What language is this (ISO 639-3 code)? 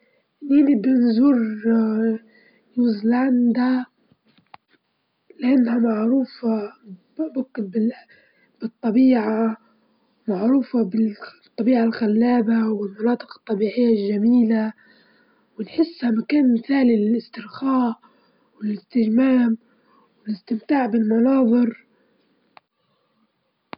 ayl